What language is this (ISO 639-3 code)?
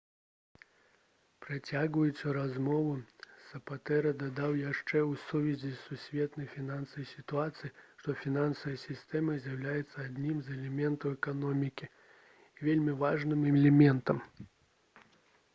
bel